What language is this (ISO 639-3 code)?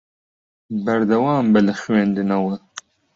ckb